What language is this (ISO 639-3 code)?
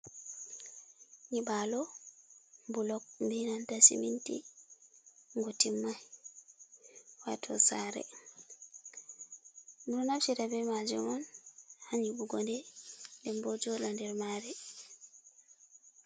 ful